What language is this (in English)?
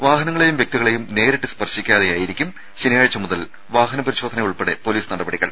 Malayalam